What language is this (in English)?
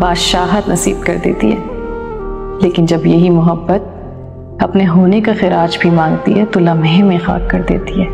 Hindi